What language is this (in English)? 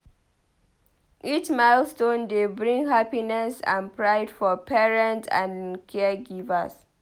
Nigerian Pidgin